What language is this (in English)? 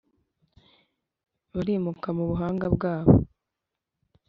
Kinyarwanda